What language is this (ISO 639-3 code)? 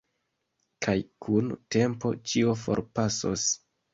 epo